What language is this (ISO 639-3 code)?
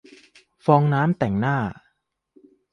tha